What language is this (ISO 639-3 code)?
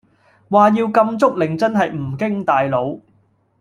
yue